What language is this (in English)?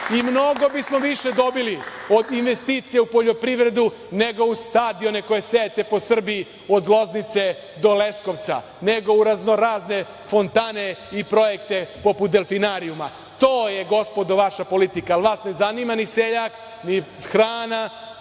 Serbian